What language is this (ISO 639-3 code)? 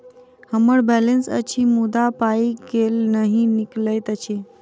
mai